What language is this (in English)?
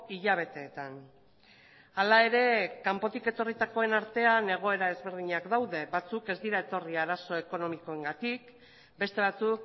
Basque